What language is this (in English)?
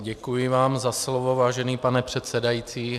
Czech